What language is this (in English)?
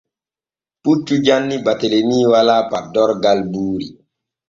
Borgu Fulfulde